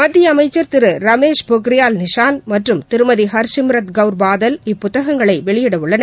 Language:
Tamil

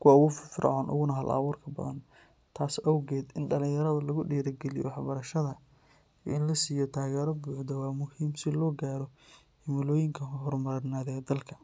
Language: Somali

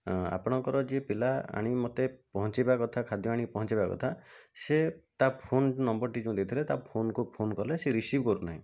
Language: Odia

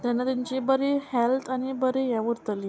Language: Konkani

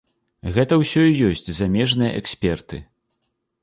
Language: Belarusian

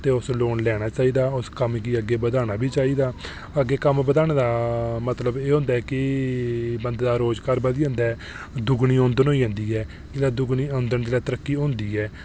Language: Dogri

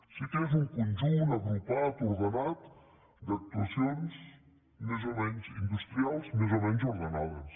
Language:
Catalan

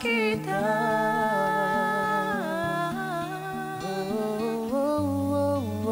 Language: Malay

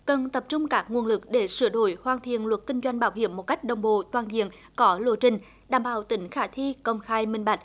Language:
Vietnamese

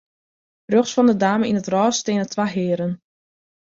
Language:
Western Frisian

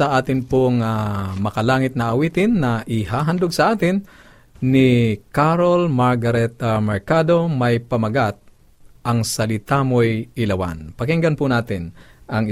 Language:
Filipino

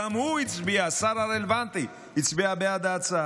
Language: Hebrew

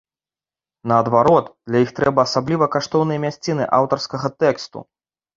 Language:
Belarusian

